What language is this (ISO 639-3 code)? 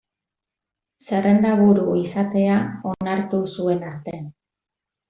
eus